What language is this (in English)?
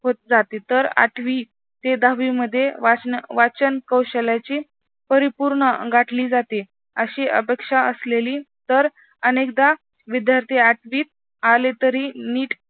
Marathi